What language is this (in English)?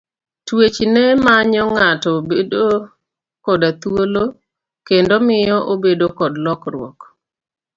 Luo (Kenya and Tanzania)